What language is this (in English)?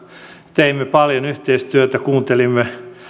Finnish